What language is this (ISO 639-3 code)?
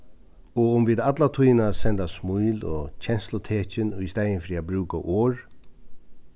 fao